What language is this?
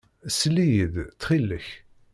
Kabyle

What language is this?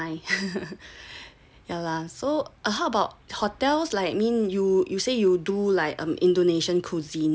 English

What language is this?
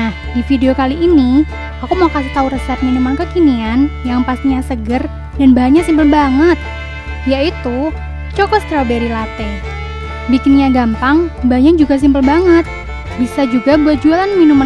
Indonesian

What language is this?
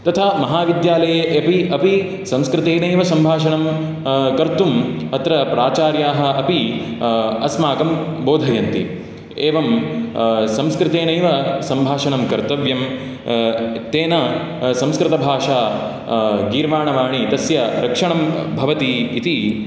Sanskrit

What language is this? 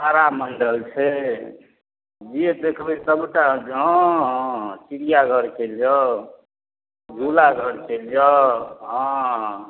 Maithili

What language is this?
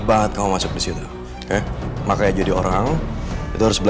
Indonesian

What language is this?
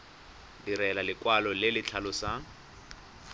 Tswana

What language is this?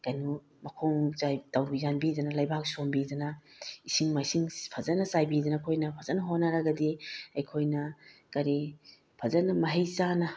Manipuri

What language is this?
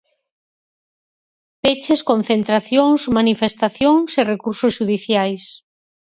Galician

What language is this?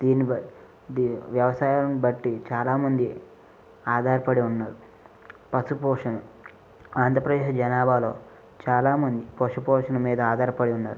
Telugu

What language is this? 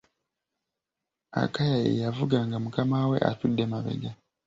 Ganda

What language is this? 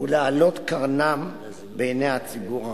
Hebrew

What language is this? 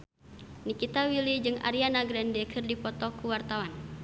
Sundanese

